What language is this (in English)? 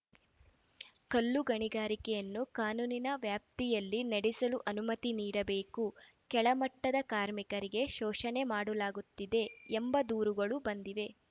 Kannada